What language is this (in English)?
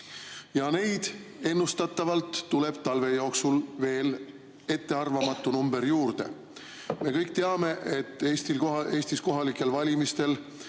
Estonian